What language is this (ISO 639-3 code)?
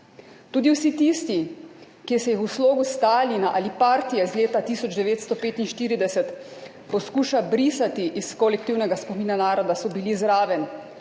slv